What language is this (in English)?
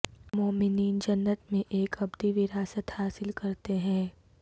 Urdu